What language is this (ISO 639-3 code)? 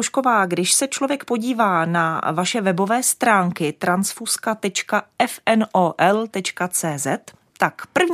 ces